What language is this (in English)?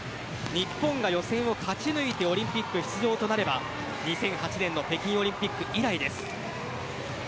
Japanese